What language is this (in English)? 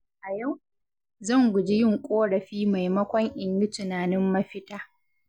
Hausa